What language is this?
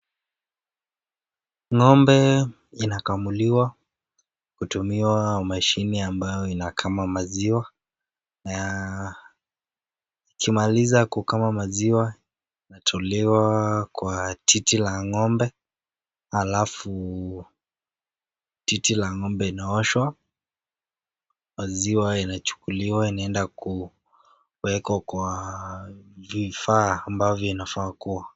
Swahili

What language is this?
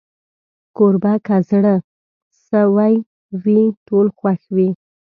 Pashto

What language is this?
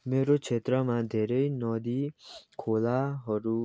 Nepali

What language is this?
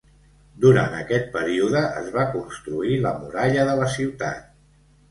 Catalan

